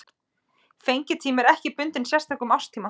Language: Icelandic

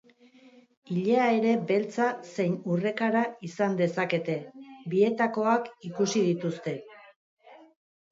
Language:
Basque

